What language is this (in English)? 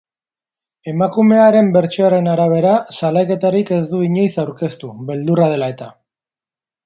Basque